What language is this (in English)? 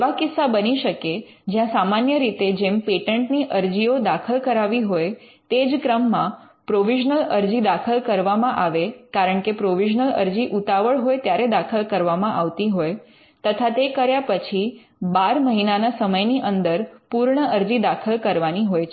Gujarati